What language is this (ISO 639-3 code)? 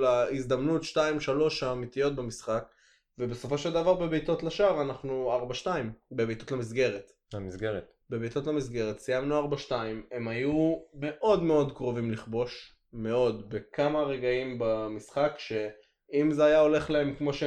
heb